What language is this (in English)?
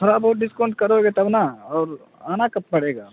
Urdu